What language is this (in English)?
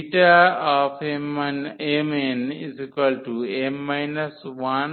Bangla